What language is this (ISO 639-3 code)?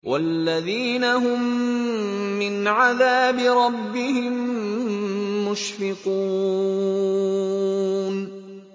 ara